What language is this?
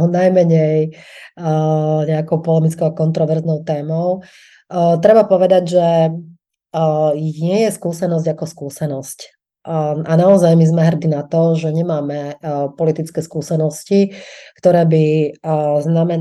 Slovak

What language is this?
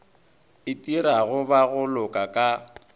Northern Sotho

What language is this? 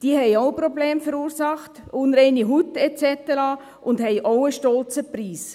Swiss German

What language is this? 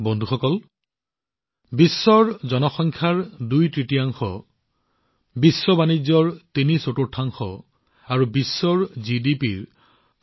Assamese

